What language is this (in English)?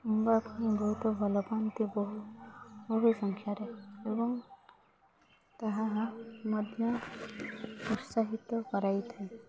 Odia